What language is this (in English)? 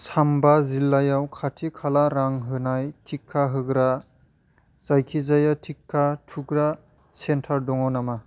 Bodo